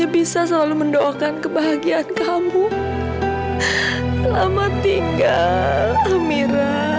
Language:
Indonesian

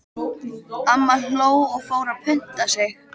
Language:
Icelandic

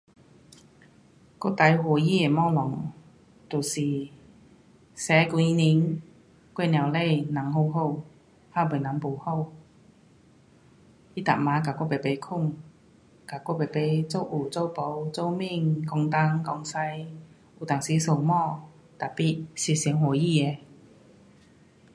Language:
Pu-Xian Chinese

